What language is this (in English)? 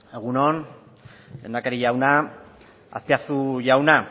Basque